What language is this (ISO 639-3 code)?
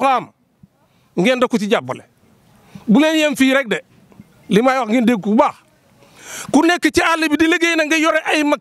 ind